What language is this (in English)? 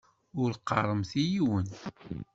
Kabyle